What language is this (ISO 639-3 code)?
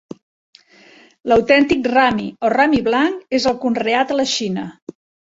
cat